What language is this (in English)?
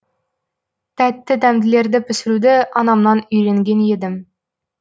Kazakh